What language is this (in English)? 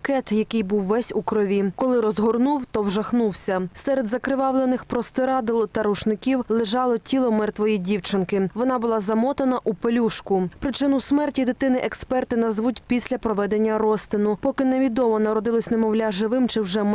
Ukrainian